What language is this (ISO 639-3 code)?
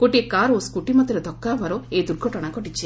ori